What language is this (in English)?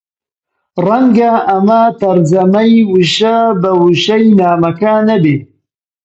Central Kurdish